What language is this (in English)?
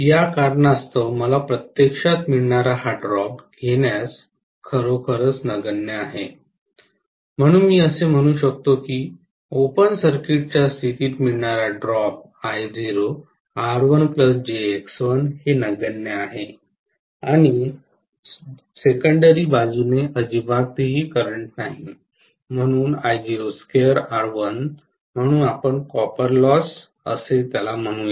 Marathi